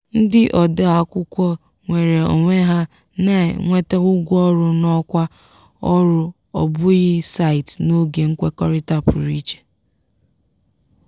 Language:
Igbo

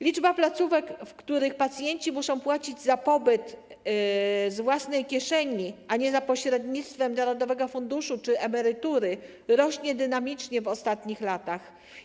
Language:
Polish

